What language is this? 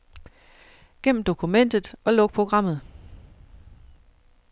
Danish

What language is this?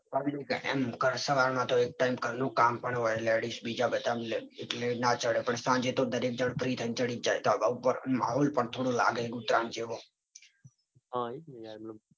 Gujarati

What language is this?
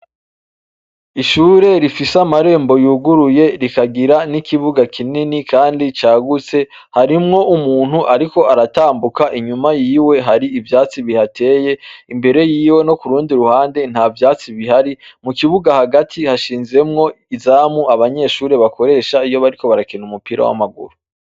Rundi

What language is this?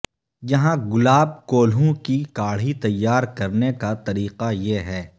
Urdu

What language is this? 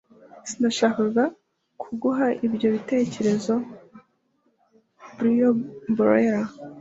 Kinyarwanda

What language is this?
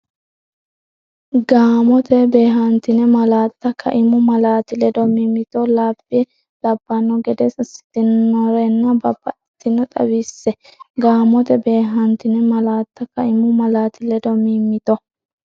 Sidamo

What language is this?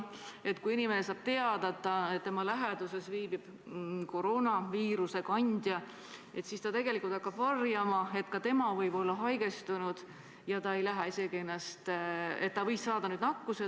Estonian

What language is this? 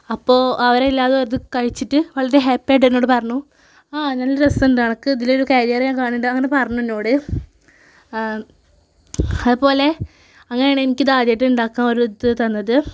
Malayalam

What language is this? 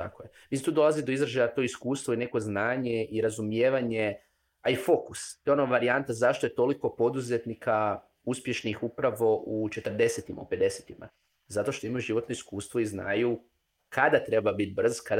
Croatian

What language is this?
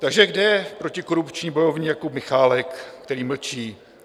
Czech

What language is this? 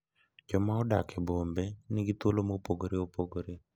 Luo (Kenya and Tanzania)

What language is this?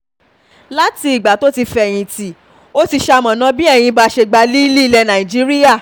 Yoruba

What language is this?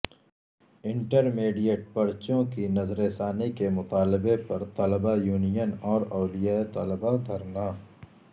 Urdu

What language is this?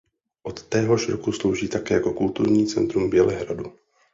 Czech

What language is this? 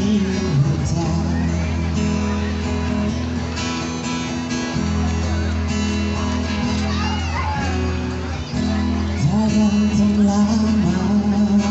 Indonesian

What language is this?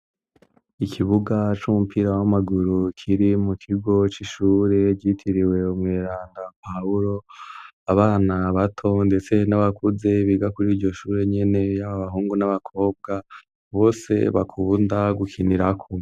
Rundi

